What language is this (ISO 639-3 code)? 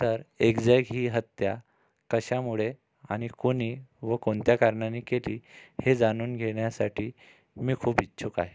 mar